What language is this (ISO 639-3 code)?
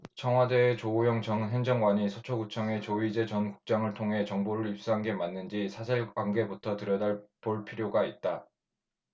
kor